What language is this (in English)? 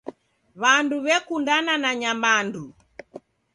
Taita